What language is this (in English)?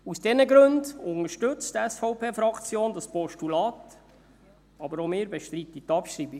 Swiss German